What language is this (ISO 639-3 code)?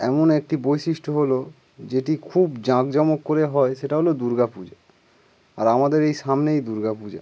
ben